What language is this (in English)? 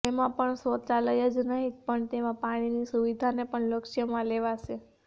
Gujarati